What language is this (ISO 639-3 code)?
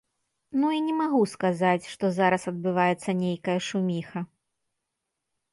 bel